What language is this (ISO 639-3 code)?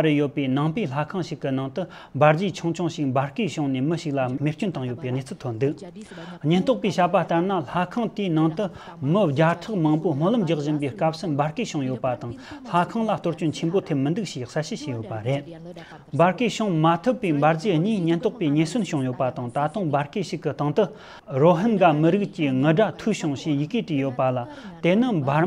kor